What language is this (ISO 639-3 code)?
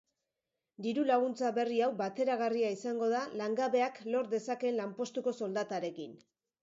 eus